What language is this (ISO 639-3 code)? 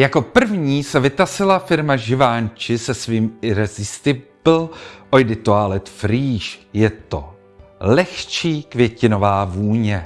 ces